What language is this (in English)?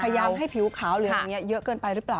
Thai